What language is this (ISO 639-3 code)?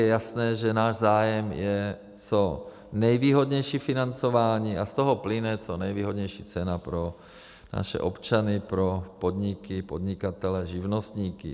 ces